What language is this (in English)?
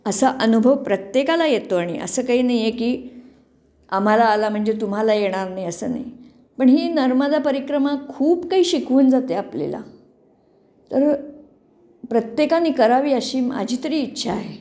Marathi